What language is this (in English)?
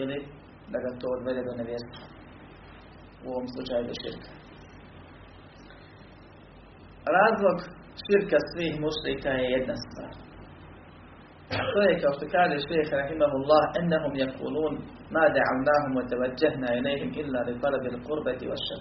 Croatian